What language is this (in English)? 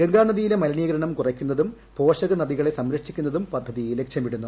Malayalam